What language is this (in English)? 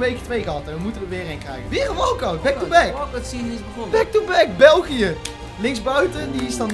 Dutch